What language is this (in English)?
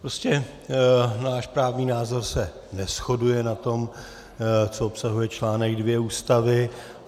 Czech